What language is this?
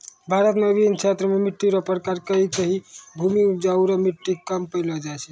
Maithili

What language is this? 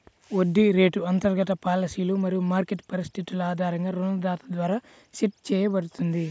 Telugu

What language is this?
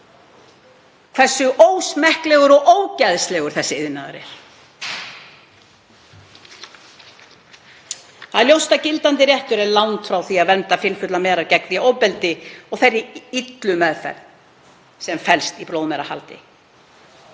Icelandic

